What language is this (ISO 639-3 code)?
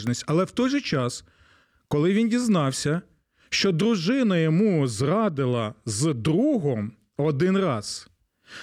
ukr